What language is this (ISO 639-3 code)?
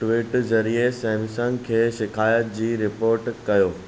snd